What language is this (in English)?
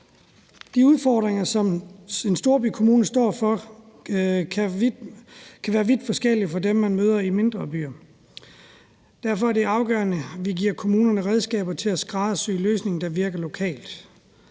Danish